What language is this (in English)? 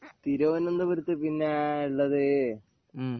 Malayalam